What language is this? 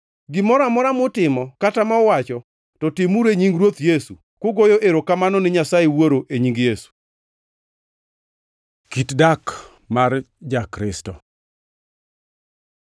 Luo (Kenya and Tanzania)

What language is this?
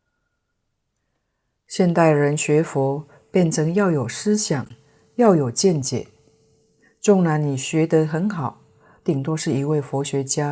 Chinese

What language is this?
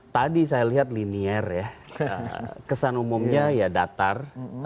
Indonesian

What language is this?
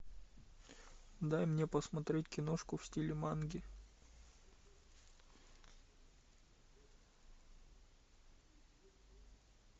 Russian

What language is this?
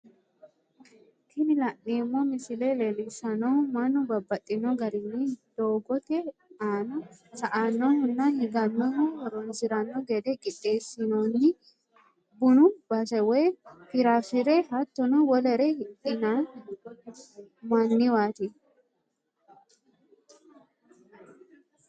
Sidamo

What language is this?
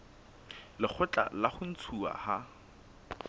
Southern Sotho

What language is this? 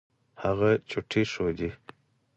Pashto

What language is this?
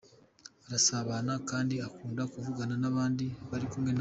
Kinyarwanda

